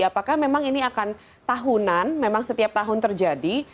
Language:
Indonesian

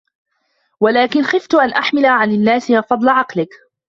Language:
Arabic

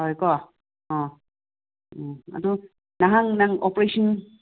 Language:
Manipuri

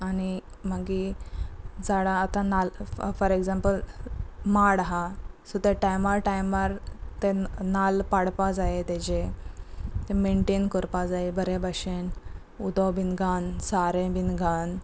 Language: Konkani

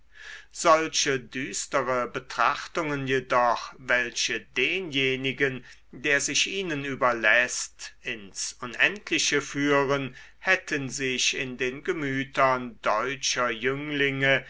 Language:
German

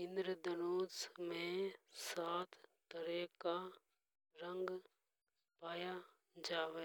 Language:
Hadothi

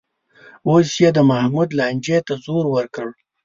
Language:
Pashto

